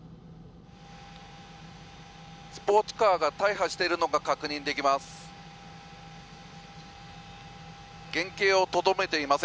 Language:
Japanese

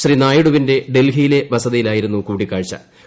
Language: Malayalam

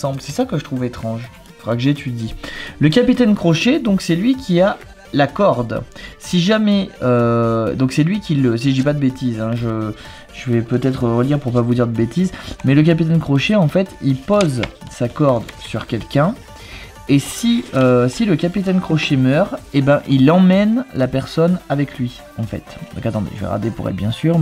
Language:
French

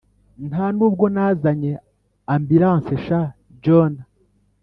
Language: Kinyarwanda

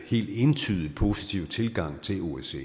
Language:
Danish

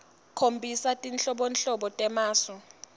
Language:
Swati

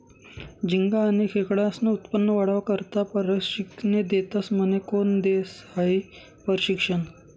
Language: Marathi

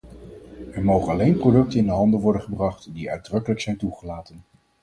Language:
Dutch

